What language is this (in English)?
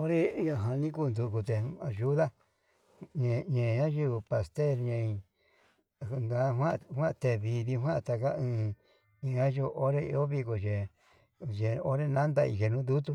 Yutanduchi Mixtec